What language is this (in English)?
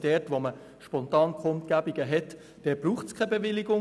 Swiss German